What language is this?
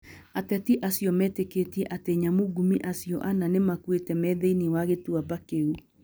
Kikuyu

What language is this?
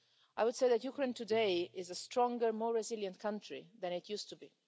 English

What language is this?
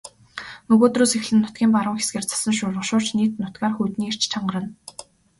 Mongolian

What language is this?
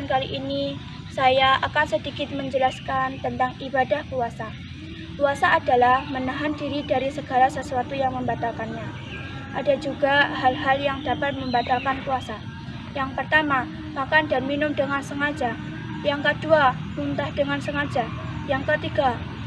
Indonesian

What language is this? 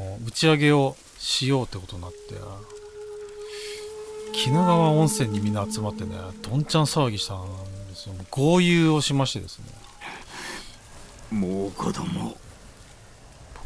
Japanese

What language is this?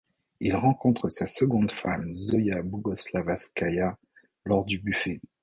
French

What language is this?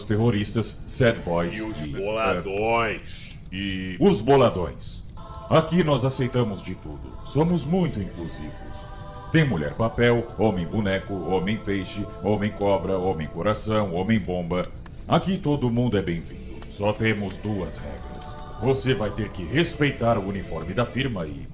Portuguese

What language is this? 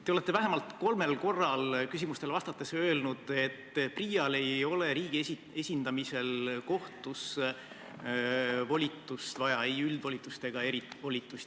Estonian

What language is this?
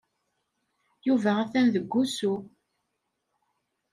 Kabyle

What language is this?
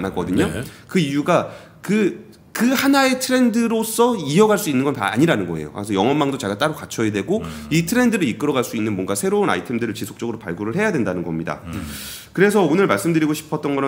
Korean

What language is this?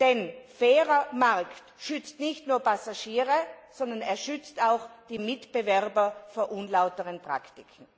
German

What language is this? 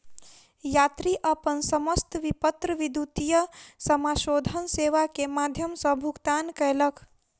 Maithili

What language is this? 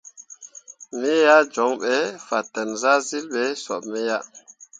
Mundang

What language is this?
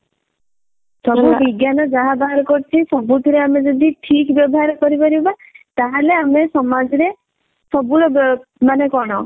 Odia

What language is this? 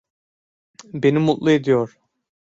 Turkish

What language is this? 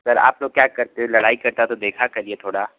Hindi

